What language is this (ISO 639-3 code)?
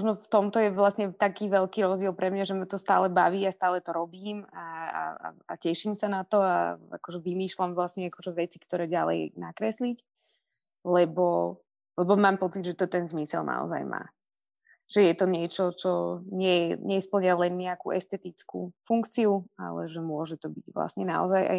slk